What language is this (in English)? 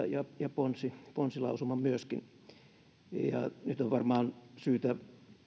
Finnish